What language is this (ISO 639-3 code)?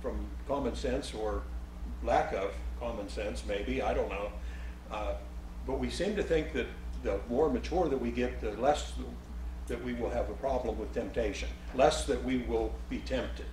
eng